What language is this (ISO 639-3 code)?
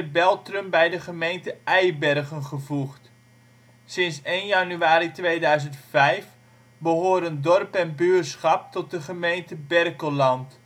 nld